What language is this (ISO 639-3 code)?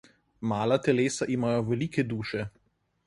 slv